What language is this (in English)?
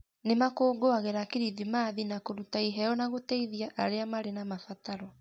Kikuyu